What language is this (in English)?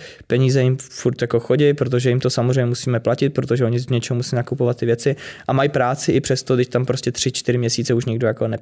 Czech